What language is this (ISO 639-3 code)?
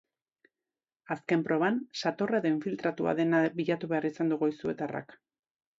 eus